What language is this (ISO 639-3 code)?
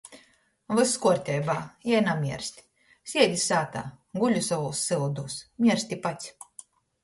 ltg